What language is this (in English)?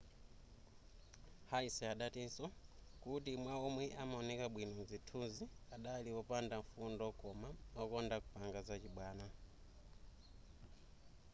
Nyanja